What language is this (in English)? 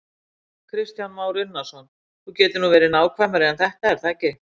Icelandic